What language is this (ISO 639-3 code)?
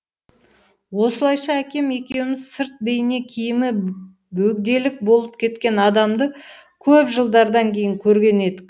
kaz